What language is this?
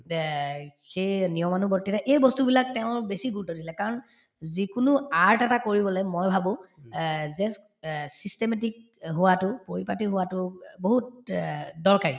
Assamese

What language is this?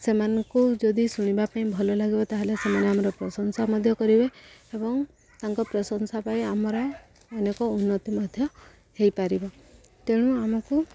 Odia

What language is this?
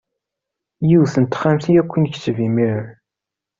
Kabyle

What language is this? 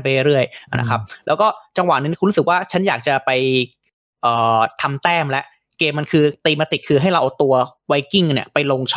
Thai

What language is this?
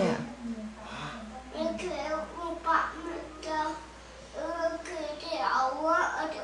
Danish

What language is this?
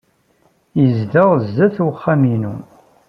Kabyle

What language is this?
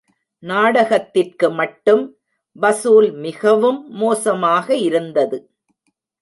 Tamil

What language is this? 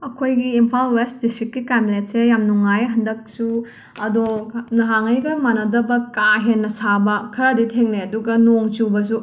Manipuri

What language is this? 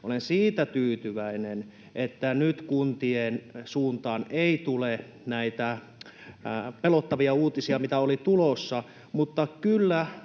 Finnish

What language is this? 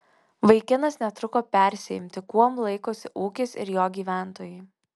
Lithuanian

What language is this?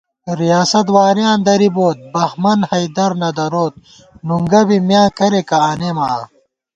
Gawar-Bati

